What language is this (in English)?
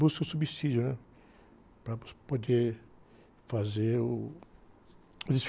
Portuguese